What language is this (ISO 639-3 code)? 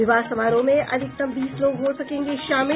hin